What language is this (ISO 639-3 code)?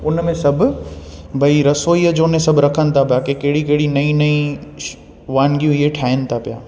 snd